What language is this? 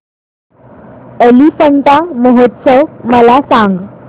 Marathi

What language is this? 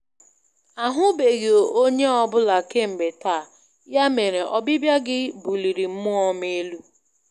Igbo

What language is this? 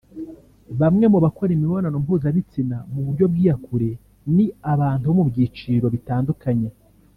Kinyarwanda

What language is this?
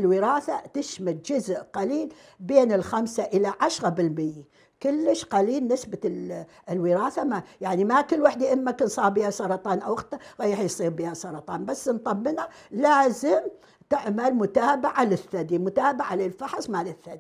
Arabic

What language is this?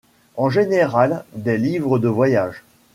French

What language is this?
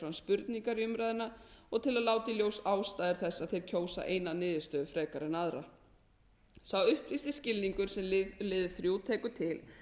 Icelandic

